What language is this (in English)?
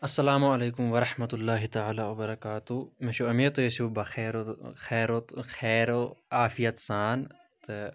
Kashmiri